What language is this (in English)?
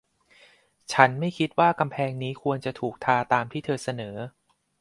Thai